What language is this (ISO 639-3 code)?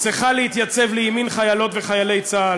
heb